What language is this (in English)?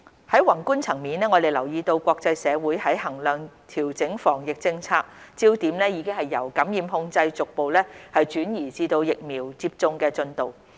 Cantonese